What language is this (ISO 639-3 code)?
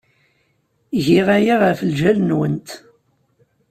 kab